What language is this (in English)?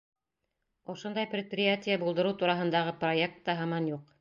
Bashkir